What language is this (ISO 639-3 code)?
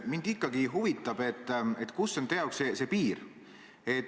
est